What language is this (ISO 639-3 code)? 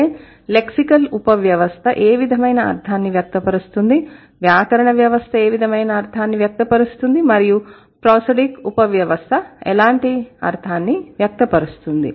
tel